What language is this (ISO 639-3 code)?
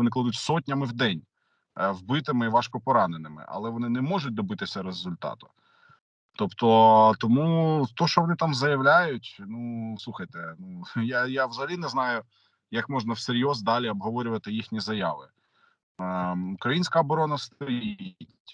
ukr